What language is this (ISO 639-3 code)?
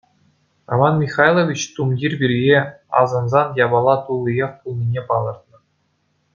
chv